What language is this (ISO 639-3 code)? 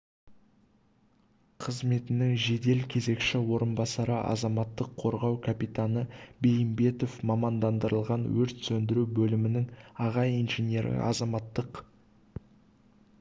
kaz